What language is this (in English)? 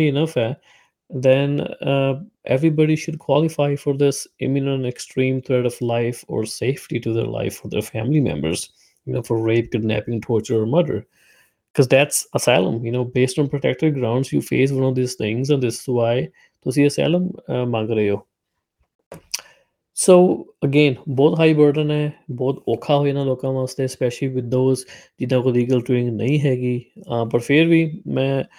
Punjabi